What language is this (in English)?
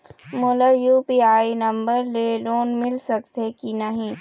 Chhattisgarhi